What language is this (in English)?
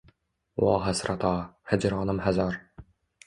Uzbek